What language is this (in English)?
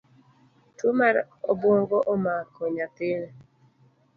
Luo (Kenya and Tanzania)